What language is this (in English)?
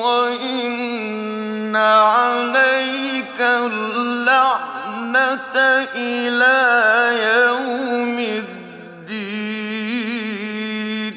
Arabic